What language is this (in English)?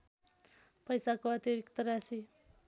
Nepali